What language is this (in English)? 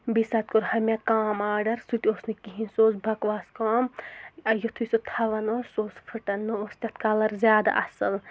Kashmiri